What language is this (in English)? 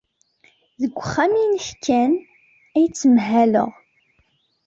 Kabyle